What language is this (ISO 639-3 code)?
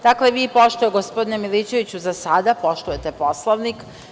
srp